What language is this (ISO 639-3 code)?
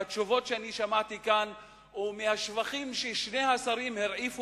heb